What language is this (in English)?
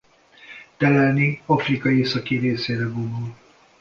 Hungarian